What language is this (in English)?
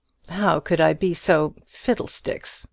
English